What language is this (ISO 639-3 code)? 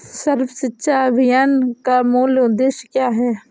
hin